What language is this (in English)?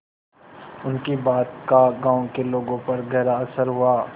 Hindi